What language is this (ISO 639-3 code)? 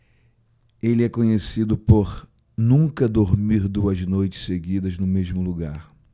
por